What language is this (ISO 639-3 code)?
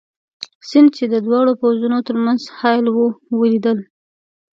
pus